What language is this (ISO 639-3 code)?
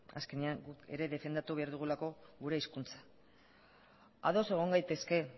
eus